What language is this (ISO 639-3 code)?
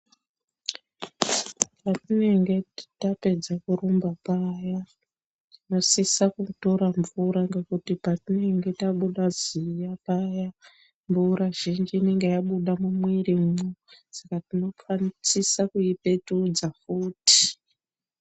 ndc